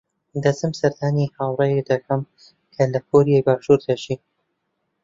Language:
Central Kurdish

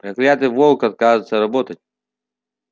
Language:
Russian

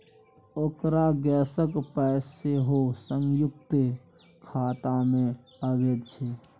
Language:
Maithili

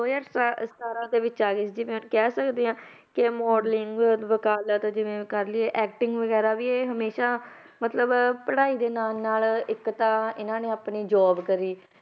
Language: Punjabi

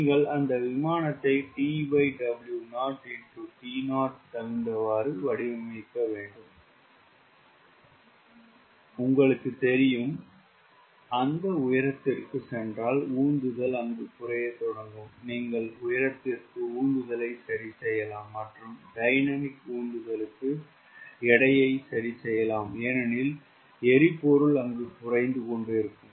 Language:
Tamil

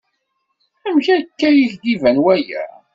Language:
Kabyle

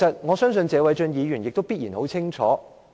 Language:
Cantonese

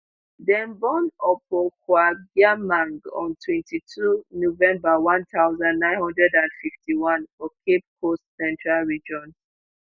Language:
Nigerian Pidgin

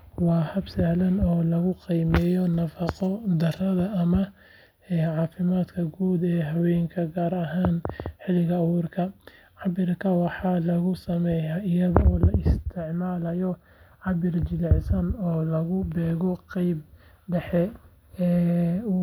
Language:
Somali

